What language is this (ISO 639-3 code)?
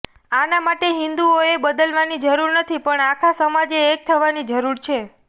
guj